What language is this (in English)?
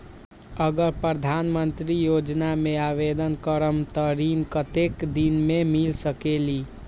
Magahi